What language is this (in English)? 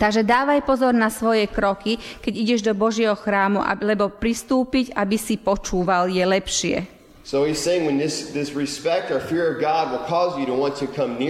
Slovak